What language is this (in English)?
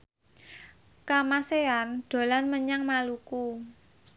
Javanese